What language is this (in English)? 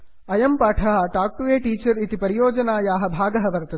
Sanskrit